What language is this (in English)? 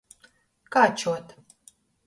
Latgalian